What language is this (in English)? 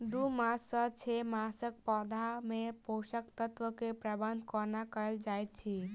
Maithili